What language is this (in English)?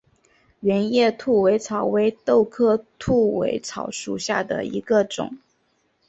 Chinese